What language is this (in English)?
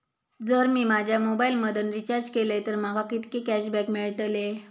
Marathi